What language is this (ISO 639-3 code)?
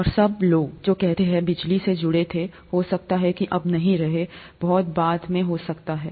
hin